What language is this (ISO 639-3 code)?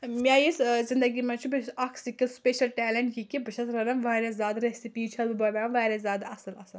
kas